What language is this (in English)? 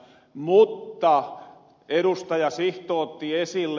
Finnish